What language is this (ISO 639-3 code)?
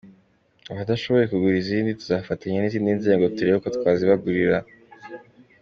kin